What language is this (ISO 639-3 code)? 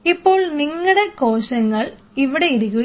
mal